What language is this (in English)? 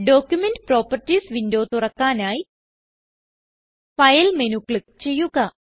Malayalam